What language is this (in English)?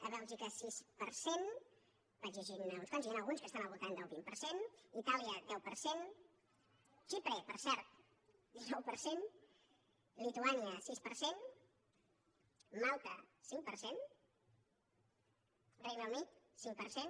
Catalan